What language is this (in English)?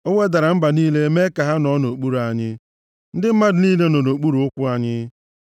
Igbo